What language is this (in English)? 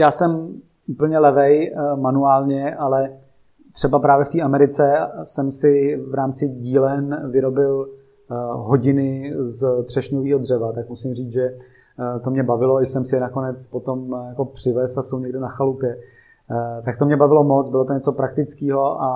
Czech